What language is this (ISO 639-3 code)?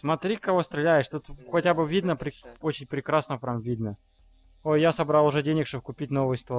rus